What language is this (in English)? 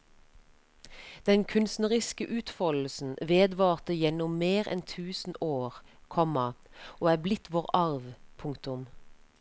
Norwegian